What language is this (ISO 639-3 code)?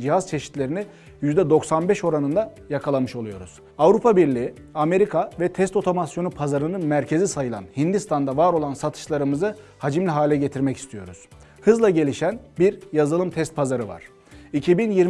tur